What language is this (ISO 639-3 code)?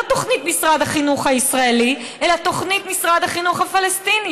heb